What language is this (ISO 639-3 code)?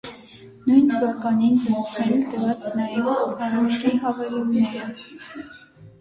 hye